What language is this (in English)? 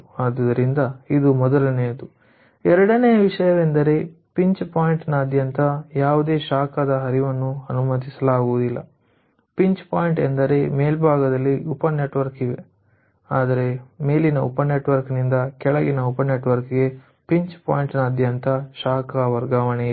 Kannada